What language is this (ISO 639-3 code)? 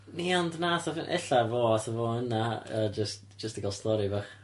cym